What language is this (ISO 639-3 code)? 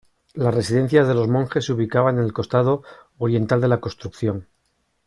spa